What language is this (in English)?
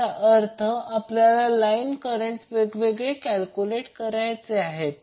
Marathi